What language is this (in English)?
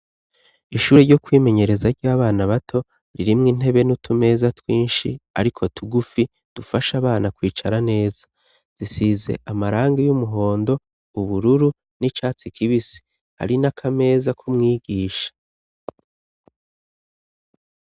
Rundi